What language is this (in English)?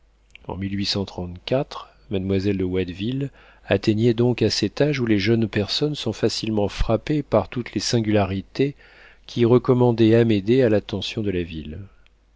French